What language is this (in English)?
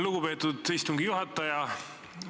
Estonian